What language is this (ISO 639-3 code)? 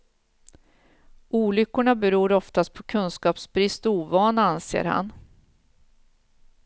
swe